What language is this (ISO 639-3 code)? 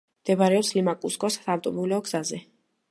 kat